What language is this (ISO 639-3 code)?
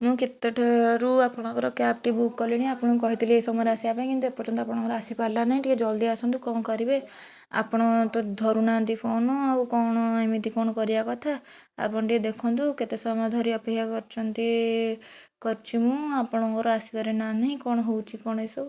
ori